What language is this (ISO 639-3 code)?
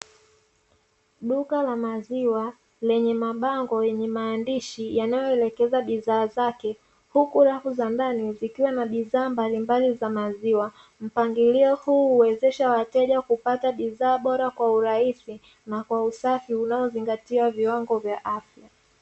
swa